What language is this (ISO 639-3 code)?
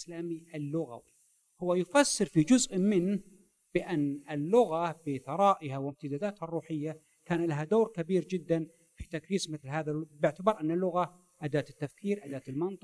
ara